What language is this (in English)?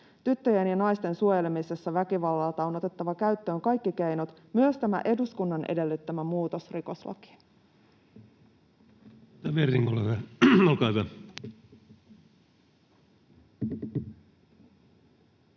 Finnish